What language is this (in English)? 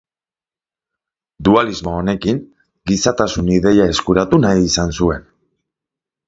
Basque